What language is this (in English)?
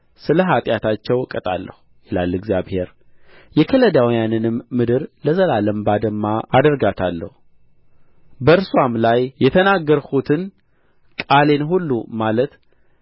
Amharic